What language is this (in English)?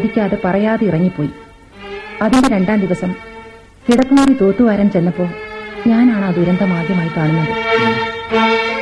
Malayalam